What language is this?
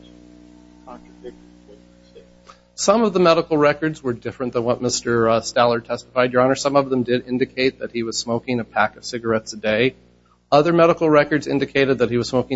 English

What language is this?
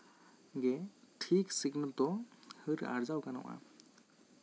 Santali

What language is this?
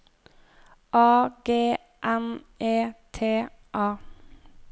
Norwegian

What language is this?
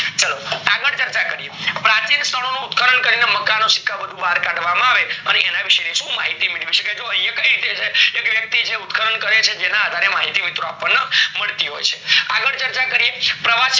Gujarati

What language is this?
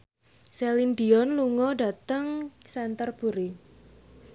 Javanese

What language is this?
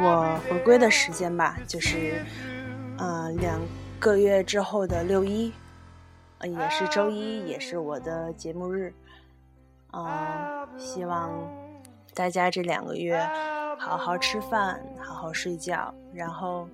Chinese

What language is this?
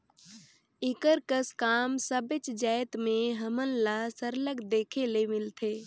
Chhattisgarhi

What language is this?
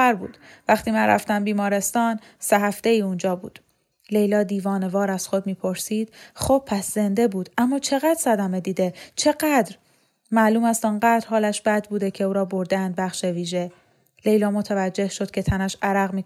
Persian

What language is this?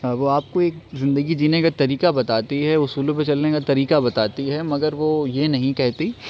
Urdu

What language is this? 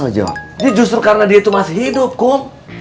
Indonesian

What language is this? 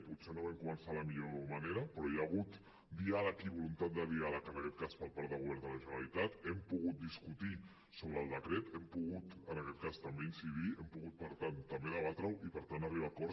Catalan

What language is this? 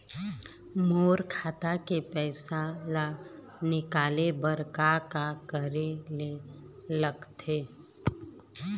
Chhattisgarhi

